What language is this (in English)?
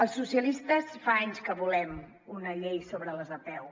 Catalan